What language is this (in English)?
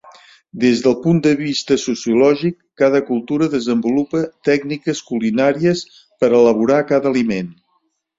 Catalan